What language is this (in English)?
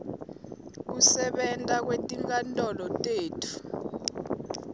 Swati